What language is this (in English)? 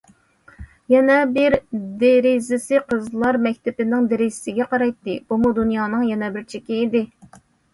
Uyghur